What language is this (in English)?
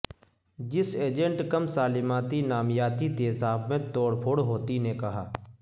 Urdu